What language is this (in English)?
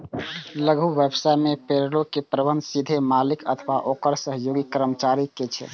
Maithili